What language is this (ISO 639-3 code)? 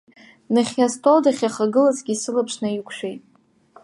abk